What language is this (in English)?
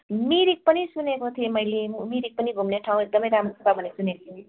Nepali